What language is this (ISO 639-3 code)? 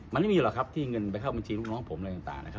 tha